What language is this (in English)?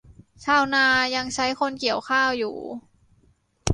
Thai